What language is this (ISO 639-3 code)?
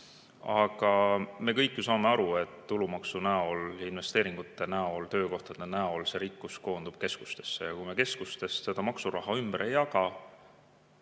est